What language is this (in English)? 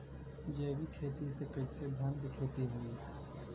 Bhojpuri